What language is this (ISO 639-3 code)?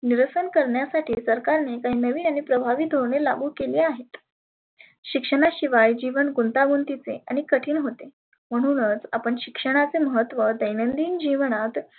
mar